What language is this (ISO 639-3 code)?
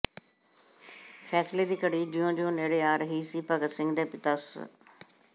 pan